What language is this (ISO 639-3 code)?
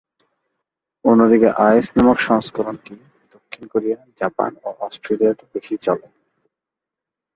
ben